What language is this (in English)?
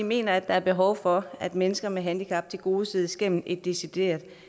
Danish